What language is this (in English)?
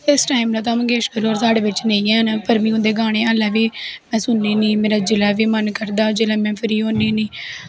Dogri